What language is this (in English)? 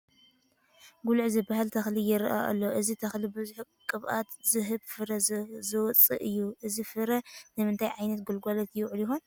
Tigrinya